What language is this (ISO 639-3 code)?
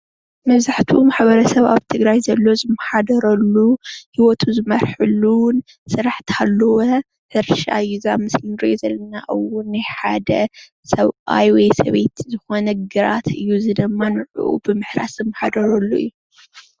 tir